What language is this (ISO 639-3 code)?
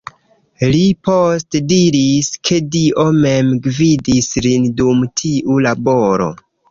epo